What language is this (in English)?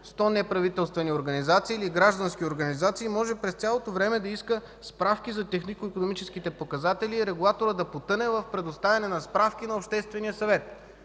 Bulgarian